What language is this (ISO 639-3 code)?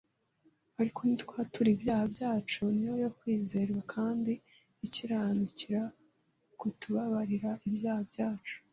kin